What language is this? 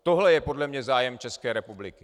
Czech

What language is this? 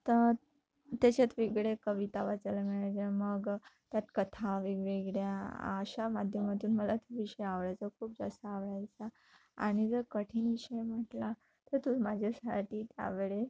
Marathi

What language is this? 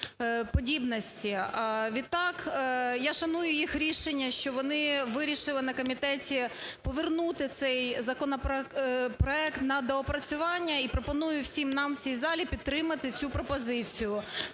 Ukrainian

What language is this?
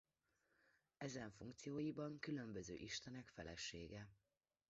Hungarian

